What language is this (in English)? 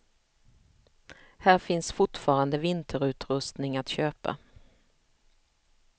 Swedish